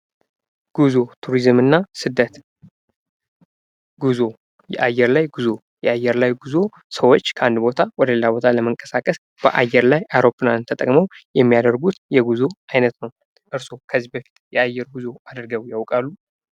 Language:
Amharic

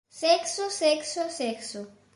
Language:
Galician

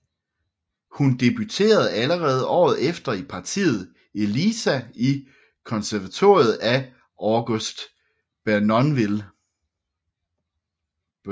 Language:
Danish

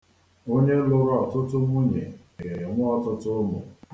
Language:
Igbo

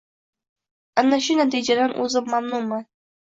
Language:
Uzbek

